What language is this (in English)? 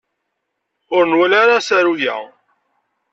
Kabyle